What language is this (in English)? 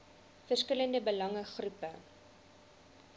Afrikaans